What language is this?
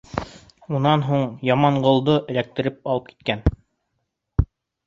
Bashkir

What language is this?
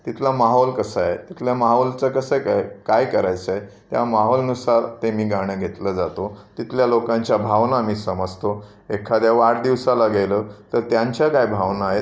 Marathi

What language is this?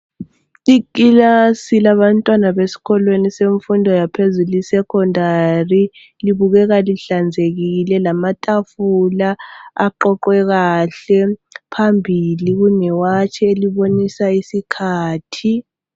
North Ndebele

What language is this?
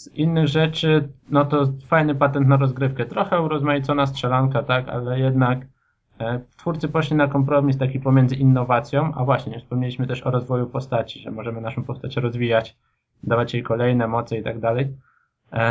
Polish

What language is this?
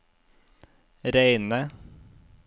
Norwegian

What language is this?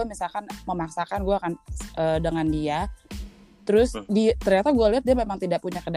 Indonesian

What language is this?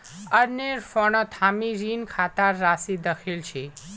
Magahi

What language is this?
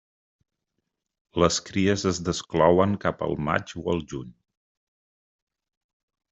Catalan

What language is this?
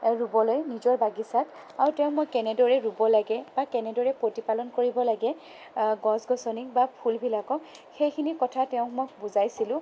Assamese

